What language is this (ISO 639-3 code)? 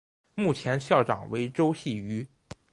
zho